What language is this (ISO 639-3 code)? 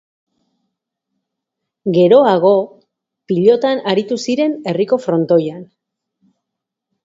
eus